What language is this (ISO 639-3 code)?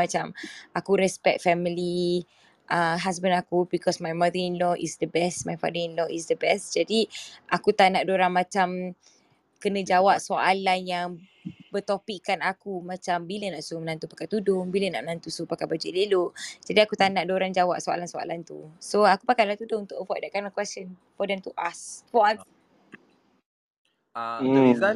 msa